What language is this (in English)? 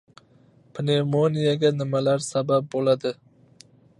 Uzbek